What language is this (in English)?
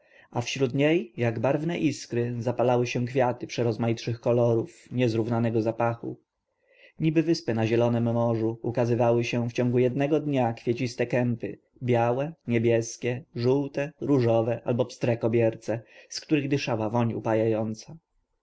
Polish